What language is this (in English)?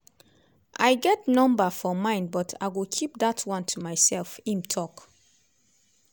Nigerian Pidgin